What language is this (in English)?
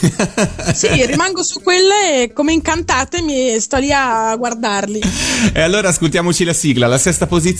Italian